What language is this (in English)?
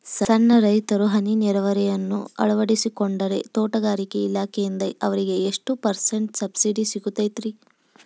Kannada